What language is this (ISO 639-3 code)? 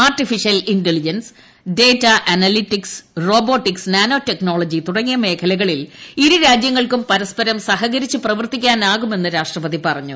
mal